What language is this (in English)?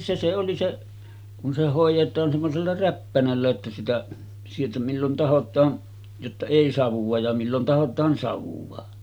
Finnish